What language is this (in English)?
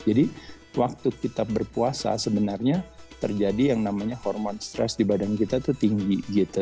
Indonesian